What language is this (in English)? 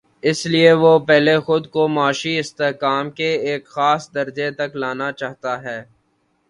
Urdu